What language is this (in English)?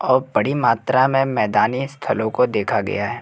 Hindi